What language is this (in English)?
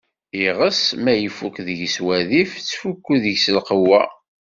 Kabyle